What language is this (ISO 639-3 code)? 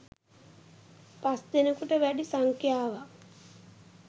sin